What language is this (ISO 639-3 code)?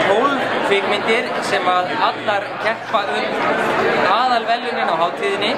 tur